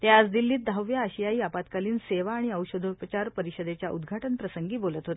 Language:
Marathi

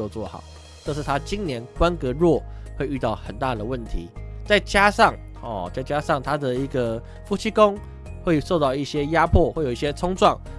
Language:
Chinese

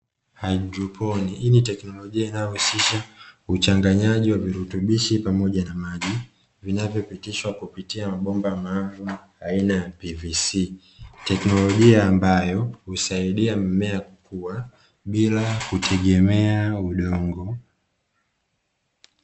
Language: Swahili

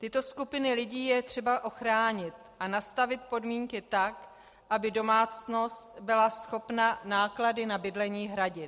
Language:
Czech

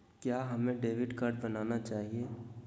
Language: Magahi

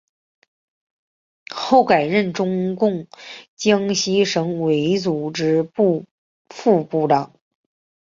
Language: Chinese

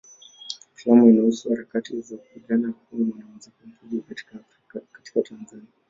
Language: Swahili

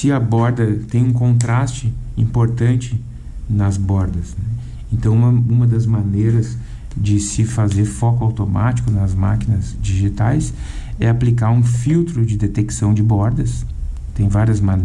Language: Portuguese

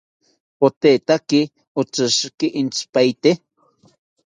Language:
South Ucayali Ashéninka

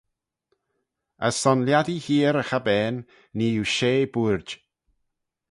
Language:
Manx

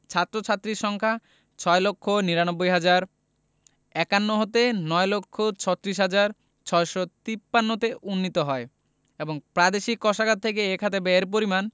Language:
Bangla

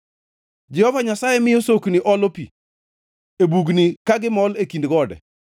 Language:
Luo (Kenya and Tanzania)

